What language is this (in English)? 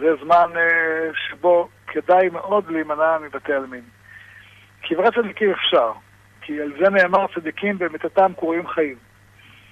Hebrew